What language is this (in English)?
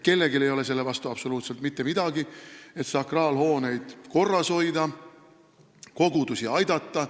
Estonian